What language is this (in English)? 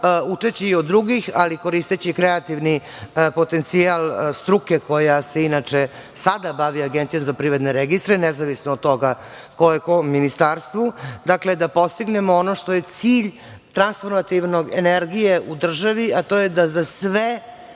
Serbian